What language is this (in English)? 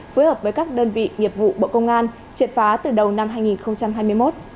Vietnamese